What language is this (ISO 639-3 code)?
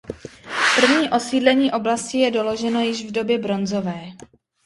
ces